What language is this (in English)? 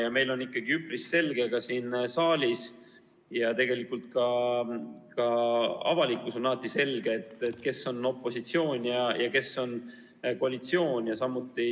Estonian